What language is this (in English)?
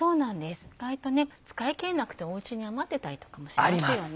Japanese